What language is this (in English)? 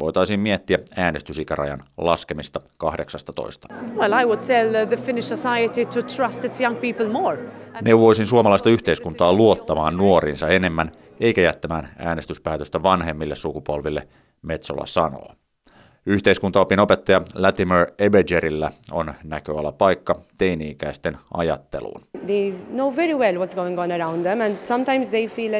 Finnish